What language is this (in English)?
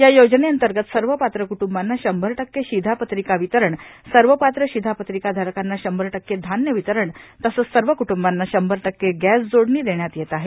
Marathi